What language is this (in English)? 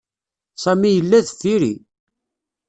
Kabyle